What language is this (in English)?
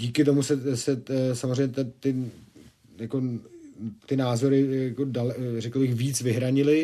Czech